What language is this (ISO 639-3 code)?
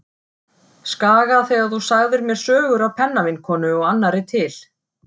isl